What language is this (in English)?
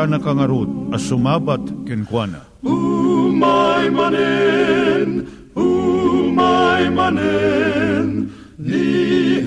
Filipino